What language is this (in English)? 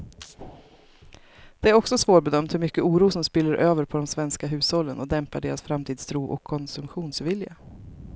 Swedish